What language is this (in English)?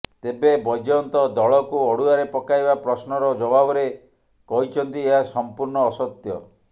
Odia